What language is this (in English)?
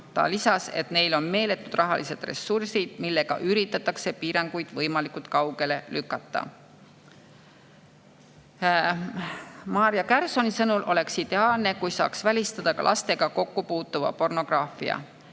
Estonian